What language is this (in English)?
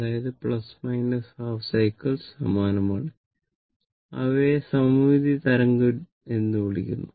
Malayalam